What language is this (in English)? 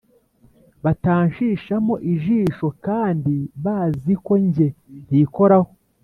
Kinyarwanda